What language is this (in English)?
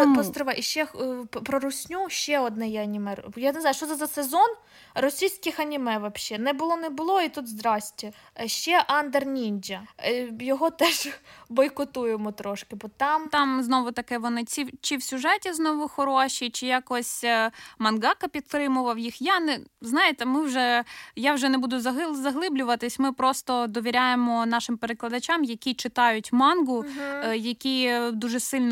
Ukrainian